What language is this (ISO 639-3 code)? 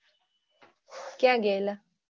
guj